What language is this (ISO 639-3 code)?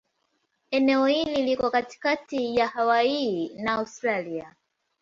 swa